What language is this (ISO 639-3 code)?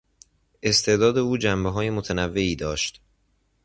fas